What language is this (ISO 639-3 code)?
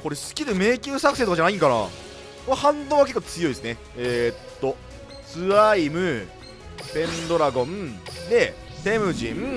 jpn